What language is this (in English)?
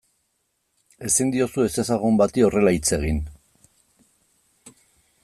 Basque